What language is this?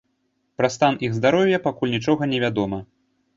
Belarusian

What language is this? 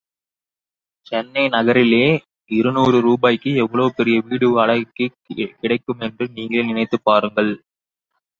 Tamil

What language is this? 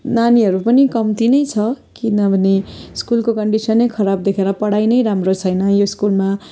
Nepali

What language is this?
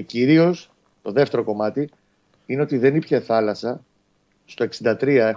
Greek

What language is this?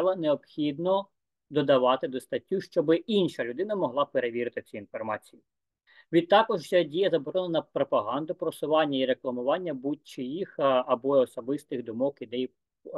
Ukrainian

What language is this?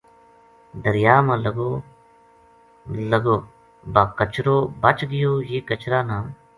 Gujari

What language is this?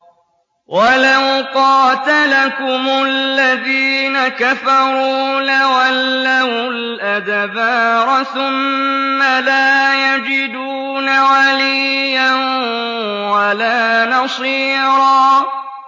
Arabic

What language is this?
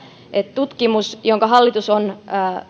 Finnish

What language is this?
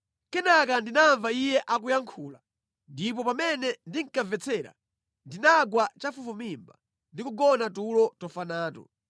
Nyanja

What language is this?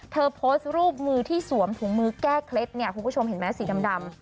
Thai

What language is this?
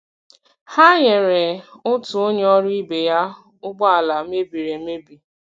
Igbo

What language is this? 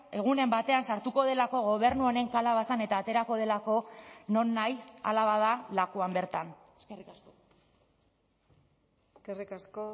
Basque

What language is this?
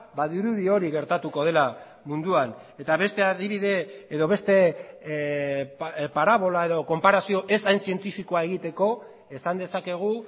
Basque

